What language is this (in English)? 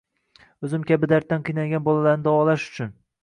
Uzbek